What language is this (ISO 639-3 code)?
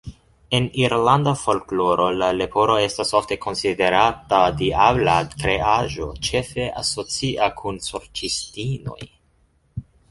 epo